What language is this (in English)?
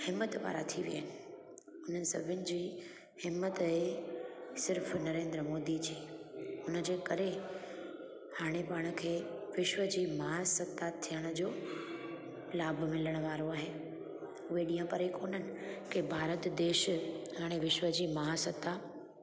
Sindhi